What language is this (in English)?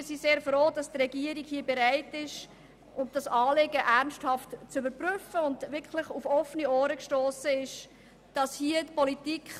Swiss German